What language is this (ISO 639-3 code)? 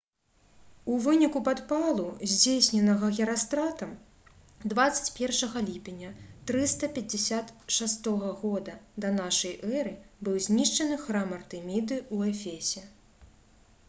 bel